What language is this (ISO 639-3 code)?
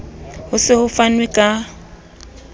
sot